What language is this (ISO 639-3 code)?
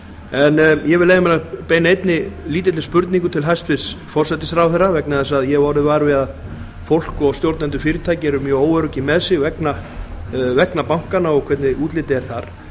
isl